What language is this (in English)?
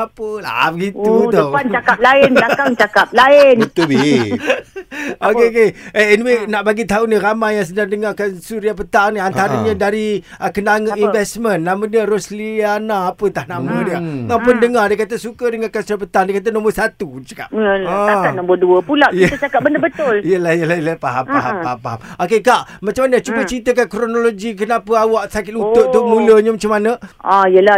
Malay